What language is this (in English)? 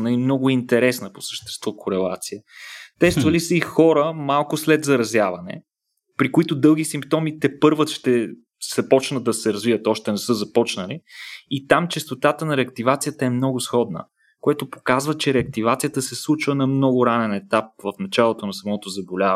Bulgarian